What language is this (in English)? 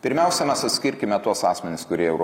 Lithuanian